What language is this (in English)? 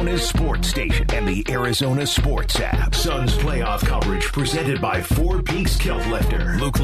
English